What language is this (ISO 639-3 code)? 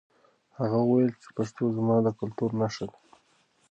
pus